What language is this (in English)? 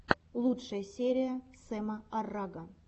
Russian